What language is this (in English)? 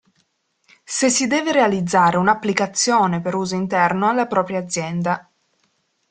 Italian